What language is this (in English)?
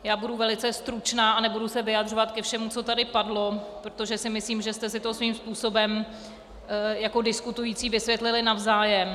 Czech